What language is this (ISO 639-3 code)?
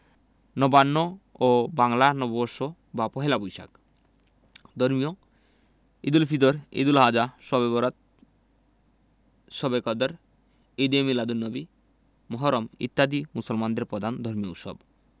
ben